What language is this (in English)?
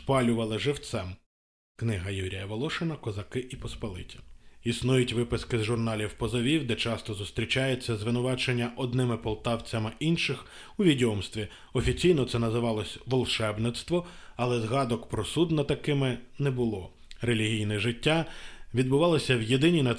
Ukrainian